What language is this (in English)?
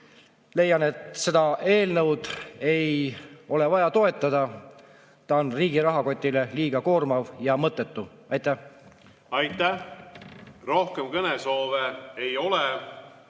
Estonian